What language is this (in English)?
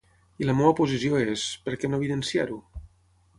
Catalan